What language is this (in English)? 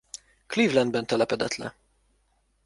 Hungarian